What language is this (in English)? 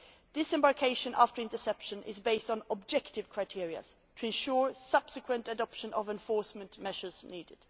English